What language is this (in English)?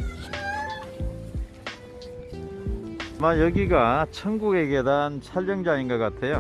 Korean